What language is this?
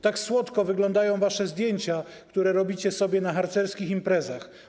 Polish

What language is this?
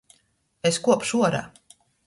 Latgalian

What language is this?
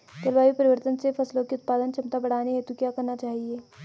Hindi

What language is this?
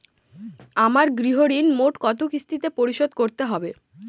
Bangla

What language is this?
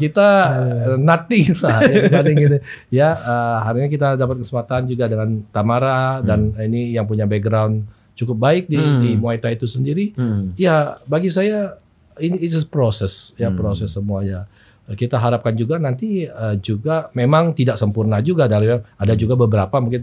Indonesian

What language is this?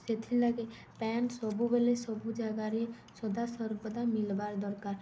Odia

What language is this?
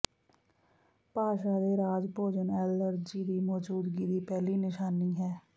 Punjabi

